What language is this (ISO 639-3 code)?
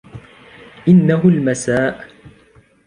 ara